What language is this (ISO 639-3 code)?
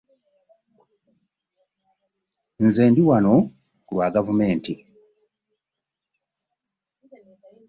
lug